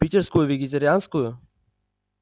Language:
Russian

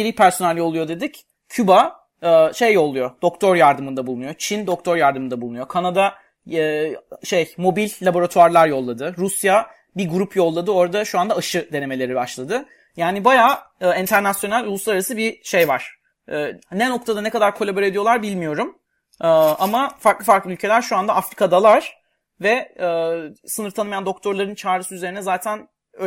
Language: Turkish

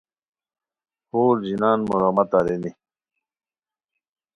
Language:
Khowar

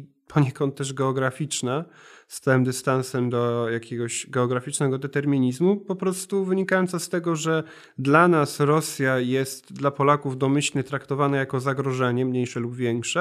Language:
Polish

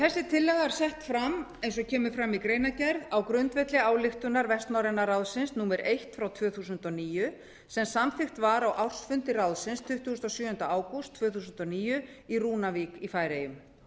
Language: Icelandic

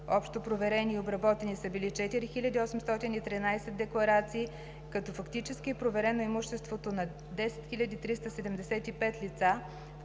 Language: Bulgarian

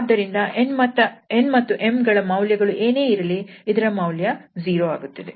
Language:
Kannada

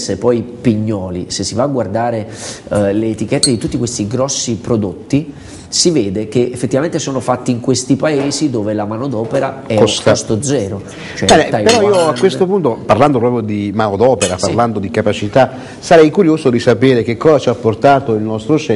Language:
Italian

